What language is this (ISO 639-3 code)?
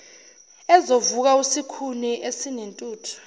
zul